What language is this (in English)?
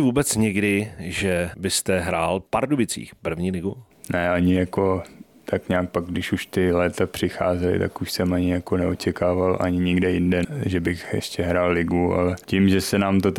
Czech